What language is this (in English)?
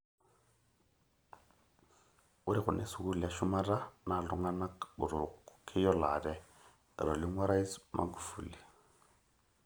Masai